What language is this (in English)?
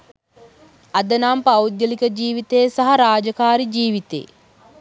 Sinhala